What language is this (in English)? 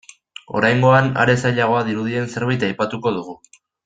Basque